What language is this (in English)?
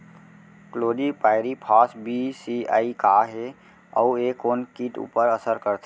Chhattisgarhi